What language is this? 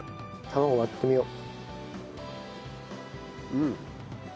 Japanese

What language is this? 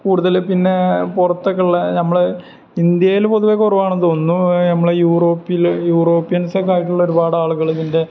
Malayalam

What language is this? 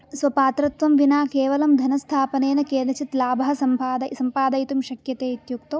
Sanskrit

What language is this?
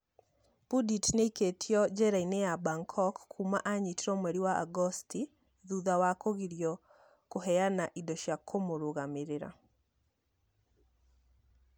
Kikuyu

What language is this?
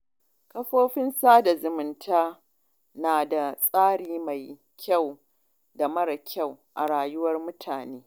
Hausa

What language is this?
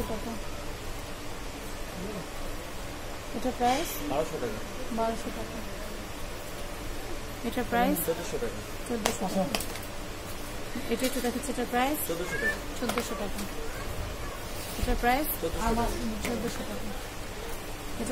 Romanian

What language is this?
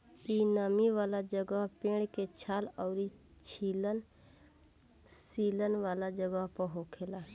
Bhojpuri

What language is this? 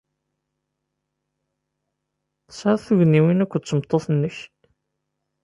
Kabyle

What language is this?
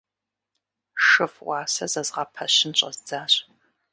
Kabardian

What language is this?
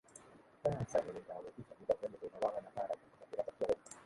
Thai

